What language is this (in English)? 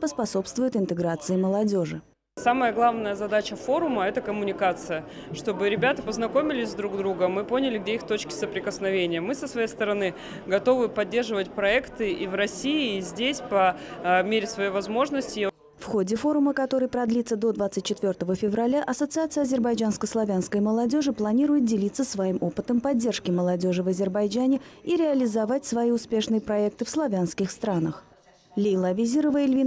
Russian